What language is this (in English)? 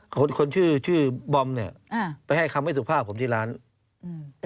Thai